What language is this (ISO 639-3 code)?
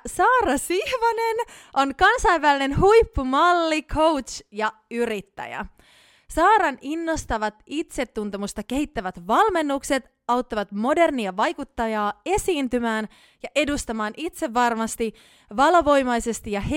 fin